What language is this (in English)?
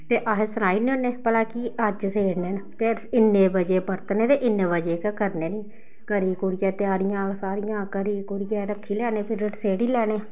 Dogri